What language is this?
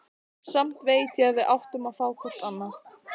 Icelandic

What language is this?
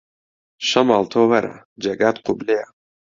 Central Kurdish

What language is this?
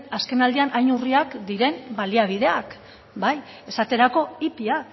Basque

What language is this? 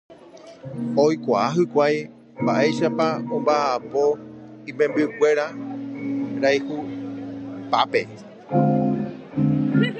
Guarani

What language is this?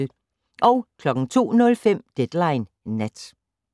Danish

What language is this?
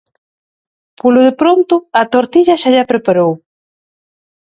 Galician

